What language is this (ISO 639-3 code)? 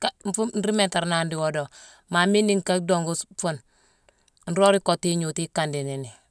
msw